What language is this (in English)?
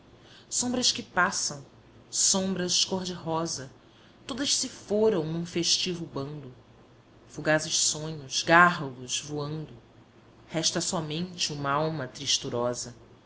Portuguese